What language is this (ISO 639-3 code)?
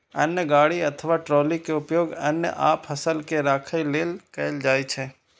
mai